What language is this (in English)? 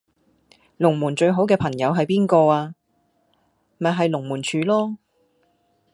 Cantonese